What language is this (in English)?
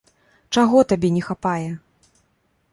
Belarusian